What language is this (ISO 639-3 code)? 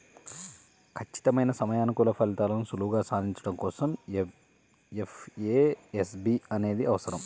tel